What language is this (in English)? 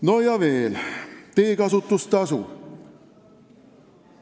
Estonian